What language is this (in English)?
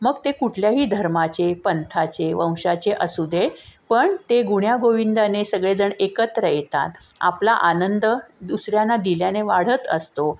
Marathi